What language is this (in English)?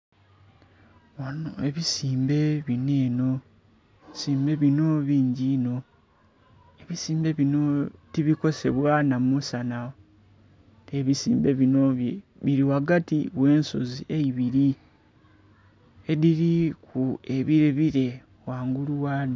Soga